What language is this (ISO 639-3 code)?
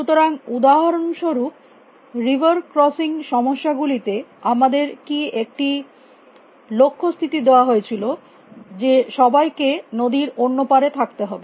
ben